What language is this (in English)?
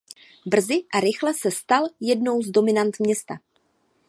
Czech